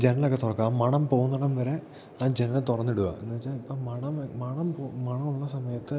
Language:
Malayalam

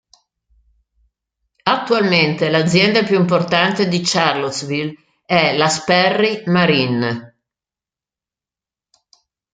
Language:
Italian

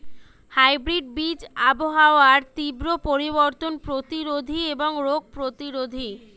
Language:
Bangla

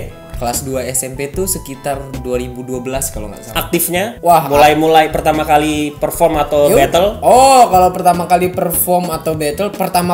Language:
Indonesian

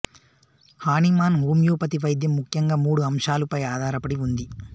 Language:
Telugu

